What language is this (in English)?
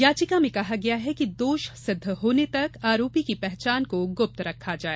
Hindi